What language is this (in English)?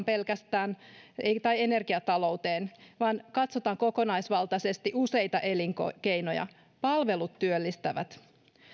Finnish